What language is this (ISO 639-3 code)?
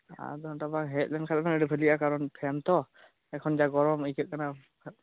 sat